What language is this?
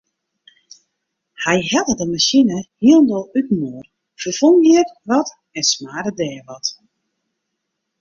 Western Frisian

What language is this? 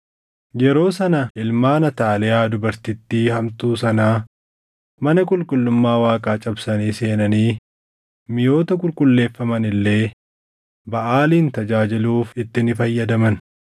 Oromo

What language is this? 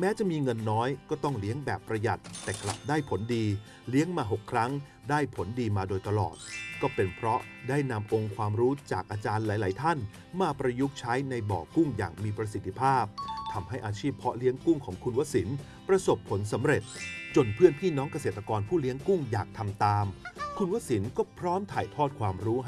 Thai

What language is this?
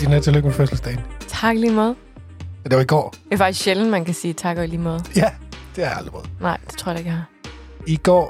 Danish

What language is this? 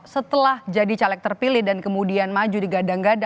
Indonesian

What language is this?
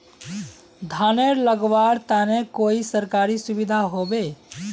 Magahi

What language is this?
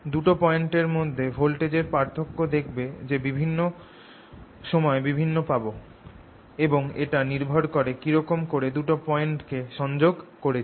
Bangla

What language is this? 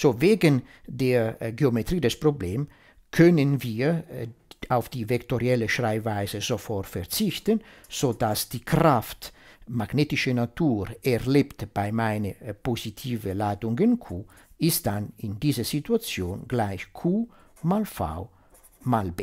German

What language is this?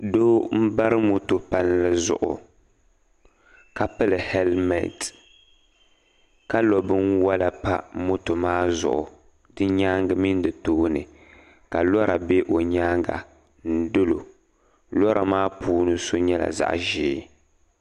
Dagbani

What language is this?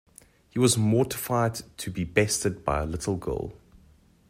English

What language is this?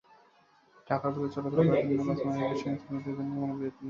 Bangla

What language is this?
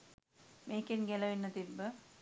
Sinhala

